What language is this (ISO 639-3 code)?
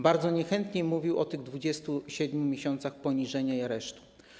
pol